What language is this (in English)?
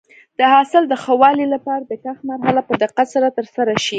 Pashto